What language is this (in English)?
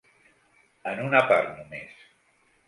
Catalan